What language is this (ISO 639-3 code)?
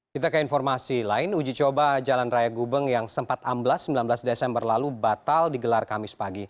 ind